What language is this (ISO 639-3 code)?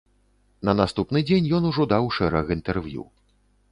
bel